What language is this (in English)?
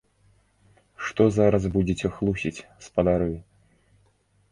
Belarusian